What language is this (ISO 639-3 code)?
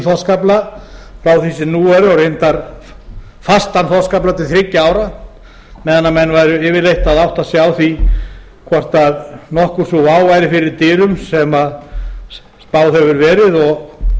isl